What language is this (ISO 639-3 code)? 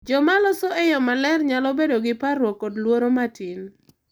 luo